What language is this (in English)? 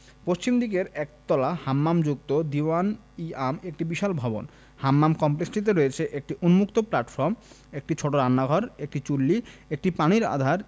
Bangla